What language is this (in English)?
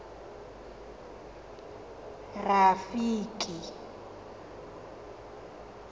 Tswana